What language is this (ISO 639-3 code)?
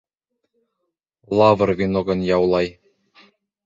bak